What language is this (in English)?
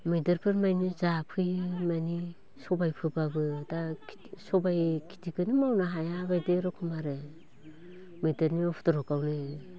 Bodo